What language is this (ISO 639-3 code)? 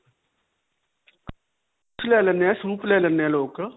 pan